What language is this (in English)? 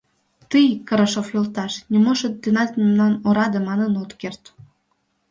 Mari